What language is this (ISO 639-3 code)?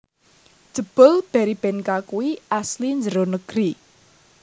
jav